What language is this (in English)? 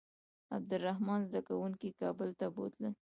Pashto